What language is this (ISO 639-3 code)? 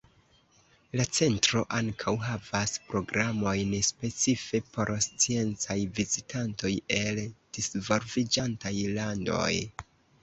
epo